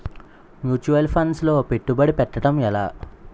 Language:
Telugu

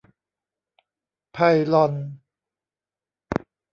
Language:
Thai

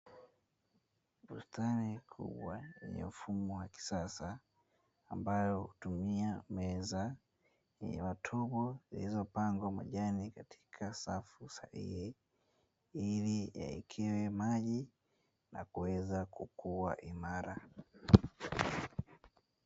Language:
Swahili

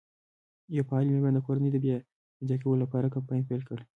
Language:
Pashto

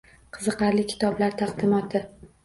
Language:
Uzbek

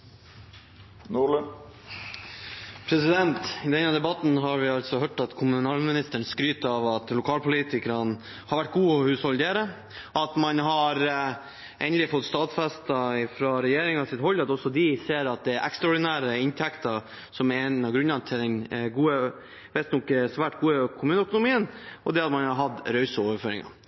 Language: Norwegian Bokmål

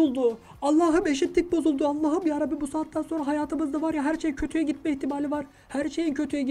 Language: Turkish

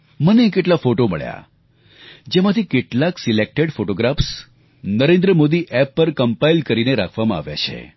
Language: Gujarati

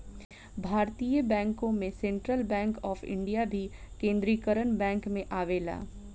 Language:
Bhojpuri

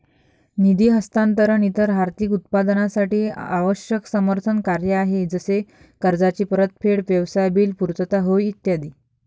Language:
Marathi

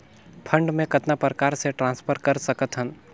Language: Chhattisgarhi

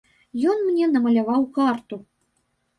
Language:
Belarusian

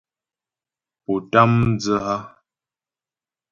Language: Ghomala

